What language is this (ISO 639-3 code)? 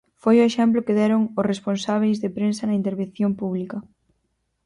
glg